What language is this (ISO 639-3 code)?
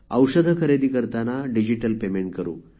mar